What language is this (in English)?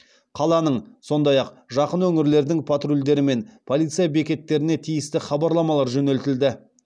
Kazakh